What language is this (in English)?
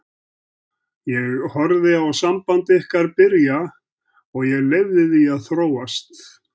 Icelandic